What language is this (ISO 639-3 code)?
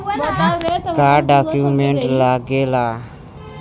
bho